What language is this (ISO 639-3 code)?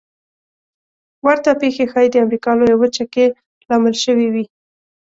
pus